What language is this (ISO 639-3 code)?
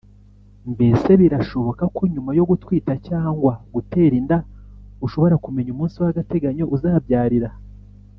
kin